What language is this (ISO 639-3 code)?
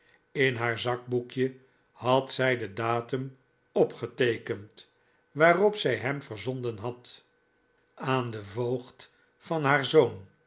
nld